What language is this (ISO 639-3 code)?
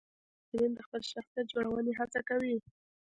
pus